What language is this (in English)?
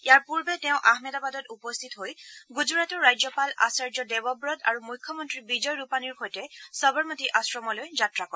Assamese